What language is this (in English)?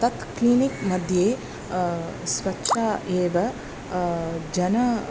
Sanskrit